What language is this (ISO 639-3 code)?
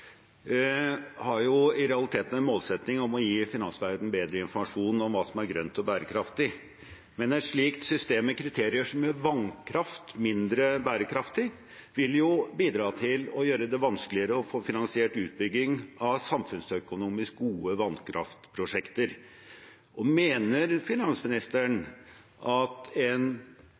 nob